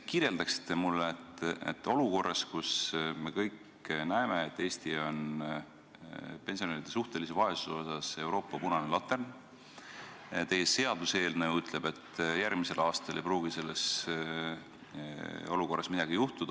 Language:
Estonian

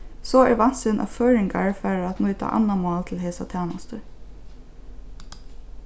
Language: Faroese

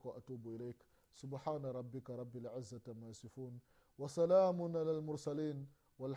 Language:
Swahili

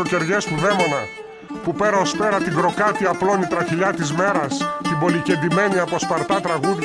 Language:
Greek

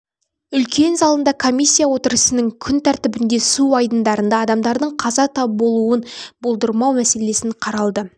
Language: Kazakh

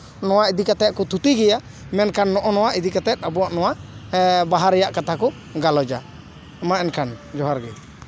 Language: Santali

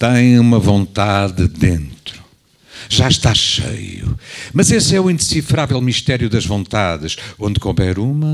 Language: Portuguese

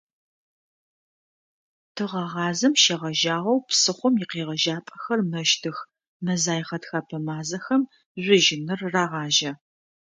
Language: Adyghe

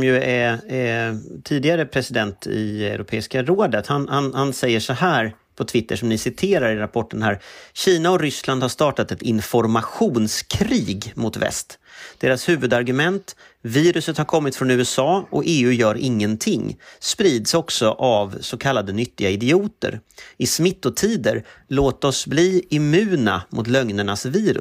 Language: Swedish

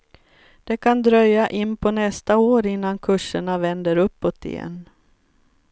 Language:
Swedish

